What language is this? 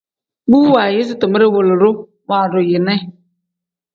Tem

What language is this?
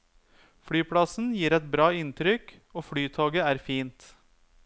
Norwegian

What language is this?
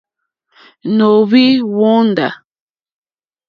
Mokpwe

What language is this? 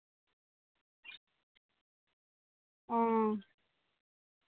Santali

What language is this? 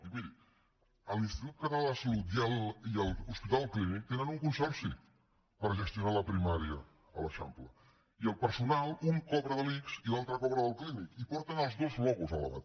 Catalan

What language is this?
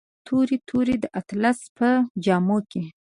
Pashto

